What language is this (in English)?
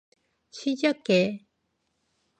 Korean